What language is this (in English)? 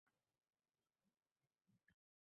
Uzbek